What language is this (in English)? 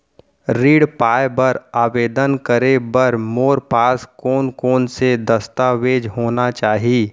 Chhattisgarhi